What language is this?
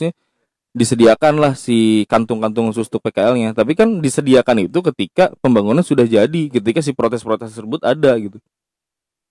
Indonesian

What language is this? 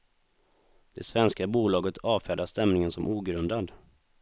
Swedish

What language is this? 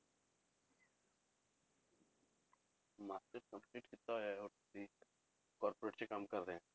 Punjabi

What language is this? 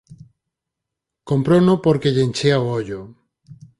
Galician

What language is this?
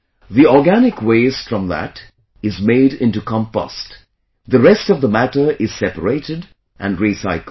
English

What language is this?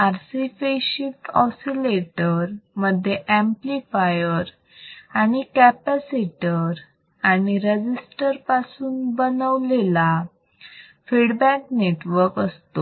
Marathi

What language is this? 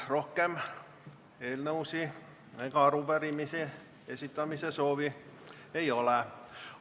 Estonian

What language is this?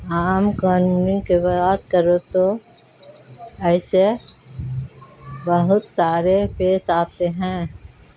Urdu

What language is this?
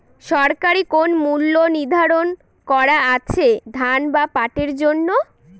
Bangla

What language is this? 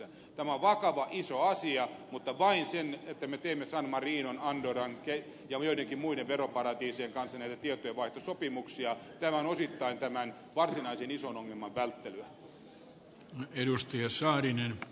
Finnish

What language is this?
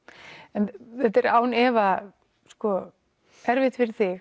Icelandic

